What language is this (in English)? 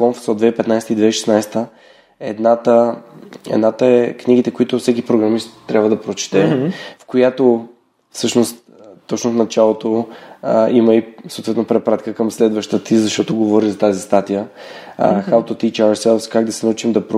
Bulgarian